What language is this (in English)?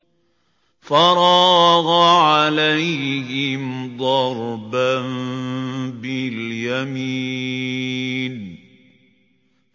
Arabic